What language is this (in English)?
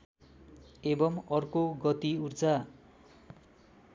Nepali